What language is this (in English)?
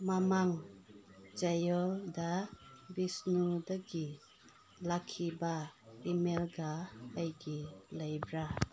Manipuri